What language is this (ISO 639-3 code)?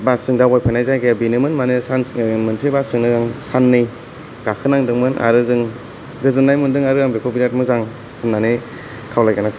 brx